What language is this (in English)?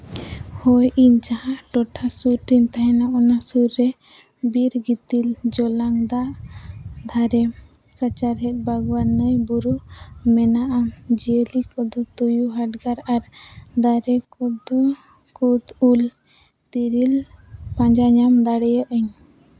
Santali